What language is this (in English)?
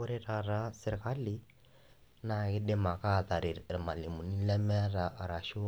Masai